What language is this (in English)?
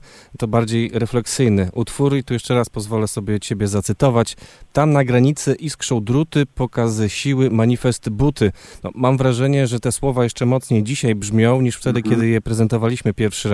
Polish